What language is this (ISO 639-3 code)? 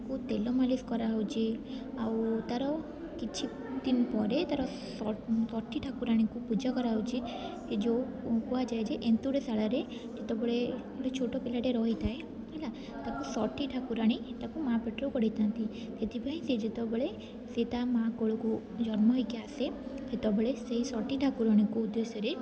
ori